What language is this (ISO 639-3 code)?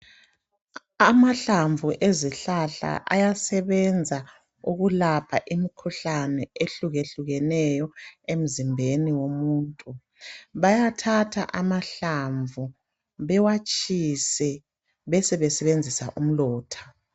nde